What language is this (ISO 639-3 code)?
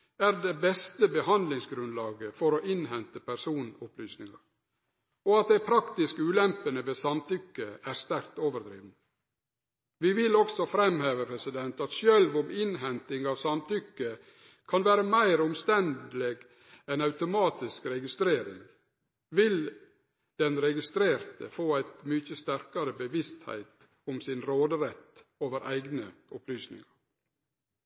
nno